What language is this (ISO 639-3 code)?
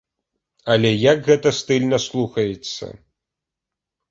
bel